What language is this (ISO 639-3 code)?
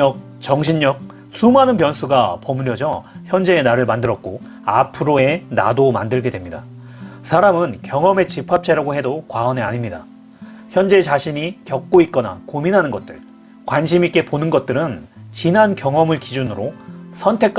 kor